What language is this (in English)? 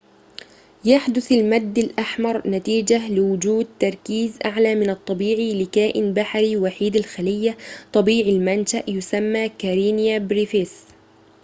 Arabic